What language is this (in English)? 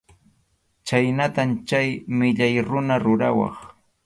Arequipa-La Unión Quechua